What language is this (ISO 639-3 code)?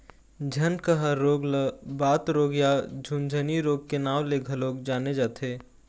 hne